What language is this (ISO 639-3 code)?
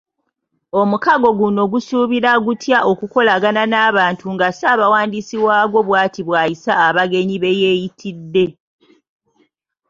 lug